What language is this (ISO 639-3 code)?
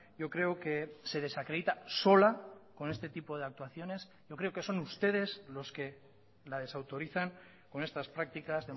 spa